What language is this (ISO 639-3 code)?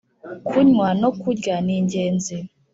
kin